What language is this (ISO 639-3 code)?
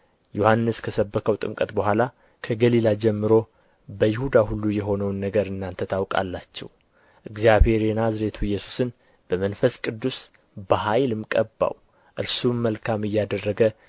amh